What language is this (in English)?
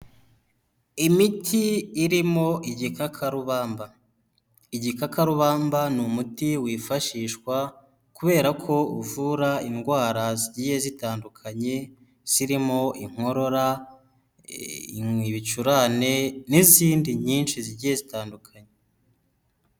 Kinyarwanda